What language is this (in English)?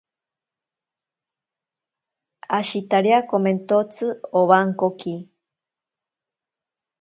Ashéninka Perené